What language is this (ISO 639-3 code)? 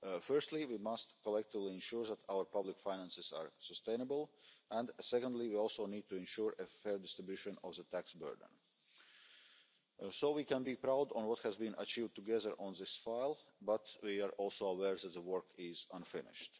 eng